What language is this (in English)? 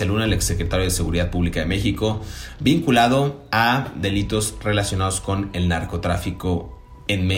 Spanish